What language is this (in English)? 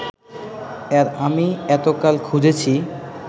Bangla